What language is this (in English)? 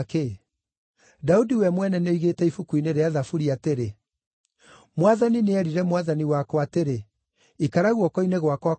Kikuyu